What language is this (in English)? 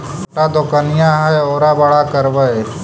Magahi